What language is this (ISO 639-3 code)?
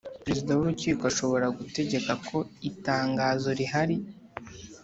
kin